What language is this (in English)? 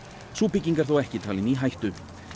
Icelandic